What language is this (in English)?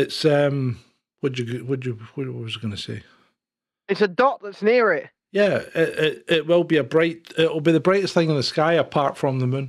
English